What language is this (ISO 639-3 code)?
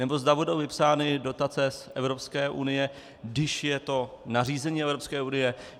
ces